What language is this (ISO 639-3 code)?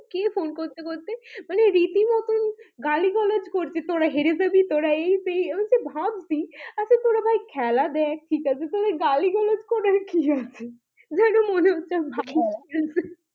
ben